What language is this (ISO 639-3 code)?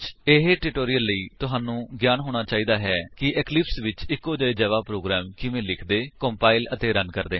pan